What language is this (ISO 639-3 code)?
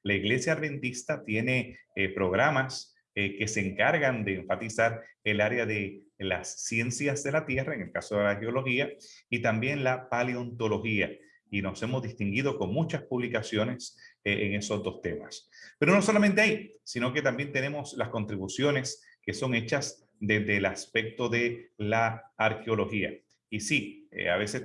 spa